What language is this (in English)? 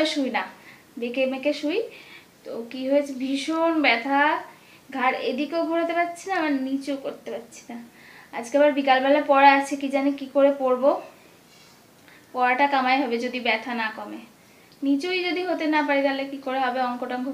Hindi